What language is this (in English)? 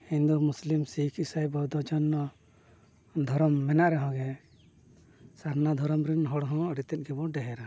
Santali